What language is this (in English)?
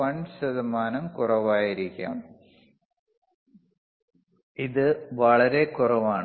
Malayalam